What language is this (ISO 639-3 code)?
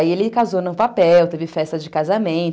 por